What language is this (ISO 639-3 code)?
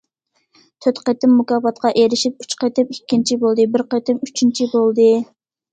uig